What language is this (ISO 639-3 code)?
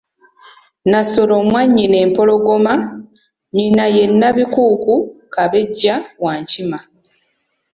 lug